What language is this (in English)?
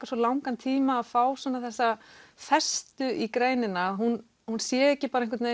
Icelandic